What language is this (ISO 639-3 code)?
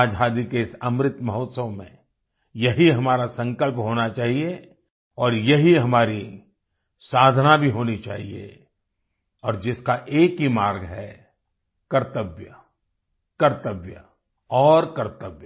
hin